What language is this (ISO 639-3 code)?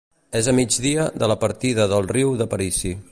cat